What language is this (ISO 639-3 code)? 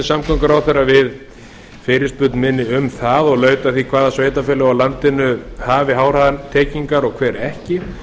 isl